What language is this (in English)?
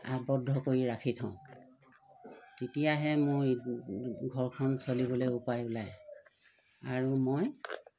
Assamese